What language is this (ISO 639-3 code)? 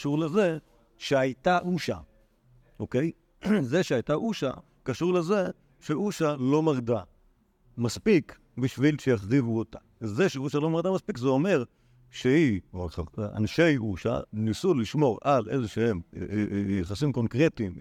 heb